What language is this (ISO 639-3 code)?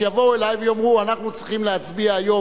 heb